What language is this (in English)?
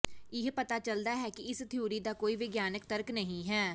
Punjabi